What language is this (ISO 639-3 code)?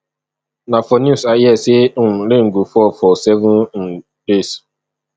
pcm